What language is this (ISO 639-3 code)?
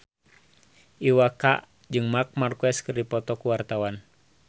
sun